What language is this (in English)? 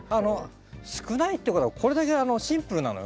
Japanese